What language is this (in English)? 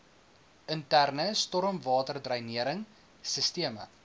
Afrikaans